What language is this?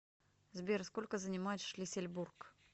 Russian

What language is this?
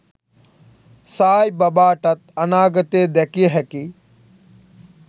Sinhala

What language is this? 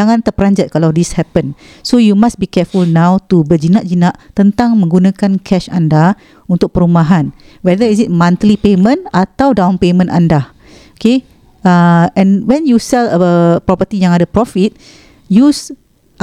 Malay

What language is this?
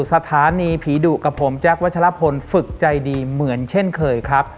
Thai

